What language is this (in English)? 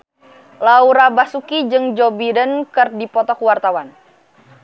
Sundanese